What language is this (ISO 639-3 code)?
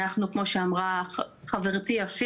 heb